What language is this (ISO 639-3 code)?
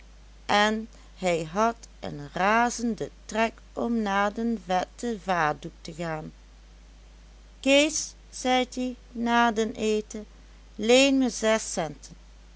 nld